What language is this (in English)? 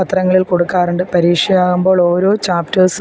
Malayalam